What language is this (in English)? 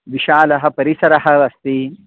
Sanskrit